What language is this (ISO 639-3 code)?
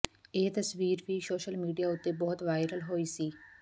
pan